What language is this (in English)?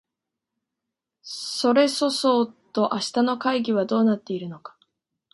Japanese